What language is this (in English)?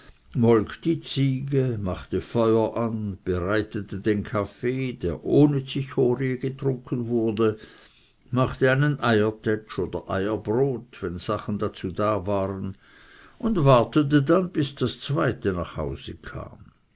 German